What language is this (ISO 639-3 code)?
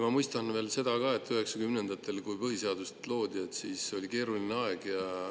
est